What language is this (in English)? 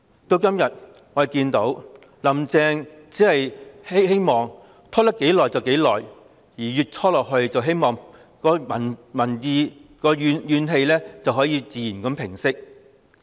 Cantonese